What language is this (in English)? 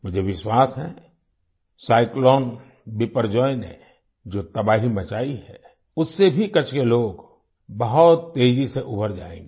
Hindi